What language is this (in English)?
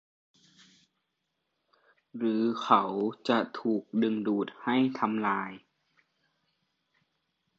Thai